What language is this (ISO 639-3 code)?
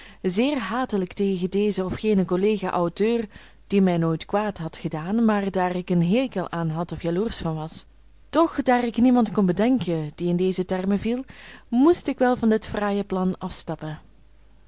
nld